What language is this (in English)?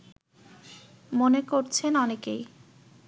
Bangla